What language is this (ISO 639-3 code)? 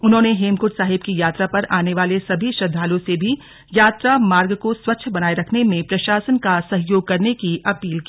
hin